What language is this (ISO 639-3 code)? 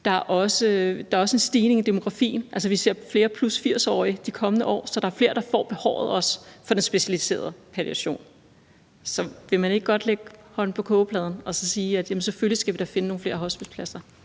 dan